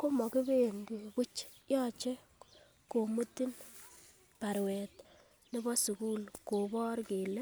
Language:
Kalenjin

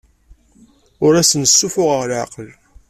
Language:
Kabyle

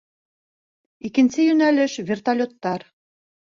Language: Bashkir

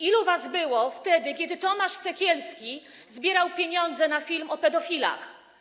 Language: Polish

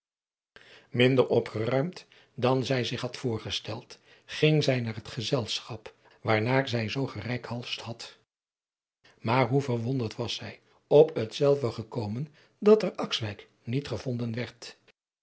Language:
Dutch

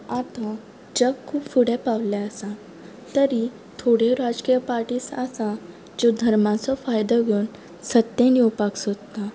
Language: Konkani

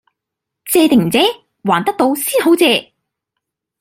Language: Cantonese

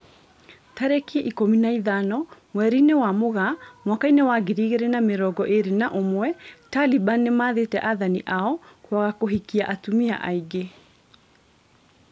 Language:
Kikuyu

